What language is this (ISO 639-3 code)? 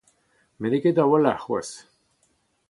bre